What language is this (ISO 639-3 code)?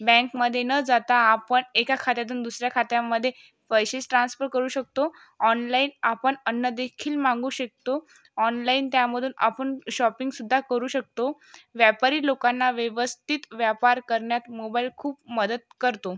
mar